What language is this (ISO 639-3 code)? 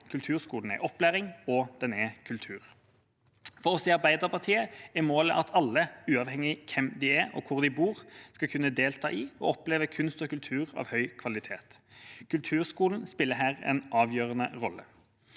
nor